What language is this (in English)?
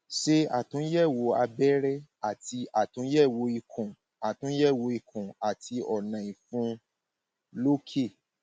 Yoruba